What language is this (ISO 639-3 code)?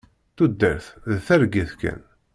kab